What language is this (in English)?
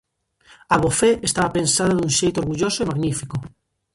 Galician